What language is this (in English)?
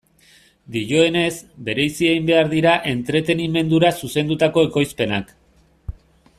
Basque